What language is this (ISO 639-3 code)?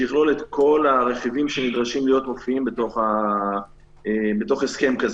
heb